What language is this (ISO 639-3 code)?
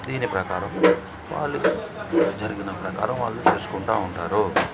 tel